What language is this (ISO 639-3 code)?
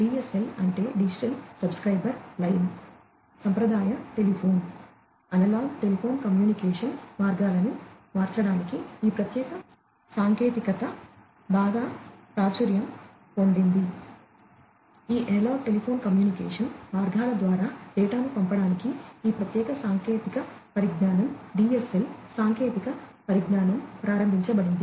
tel